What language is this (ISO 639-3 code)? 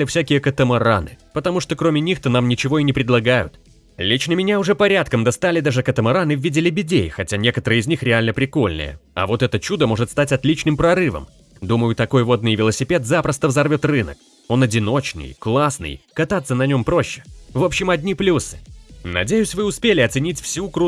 rus